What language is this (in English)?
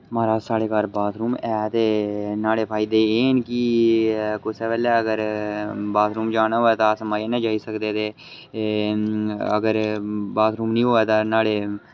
Dogri